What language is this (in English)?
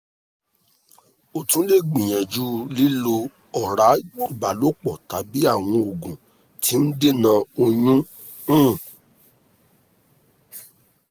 Yoruba